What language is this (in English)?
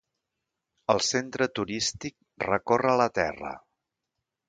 Catalan